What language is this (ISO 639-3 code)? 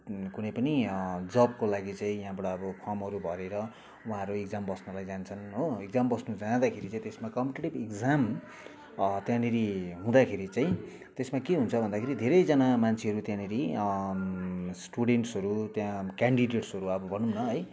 nep